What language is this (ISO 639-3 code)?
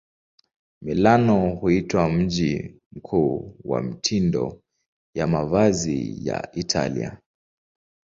swa